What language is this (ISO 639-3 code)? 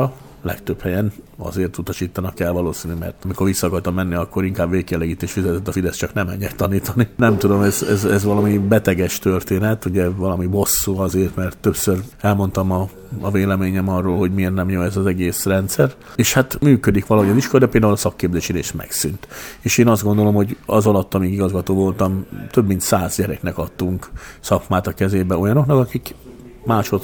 hun